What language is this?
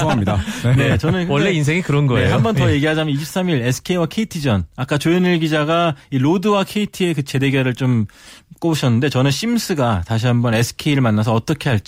Korean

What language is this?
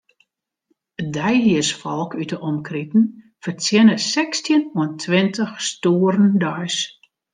Western Frisian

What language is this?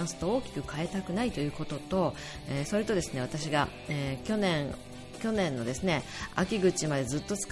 Japanese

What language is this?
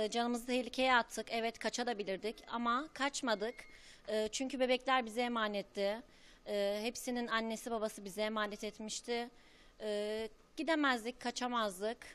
Turkish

